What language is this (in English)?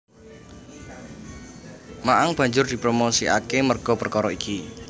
Javanese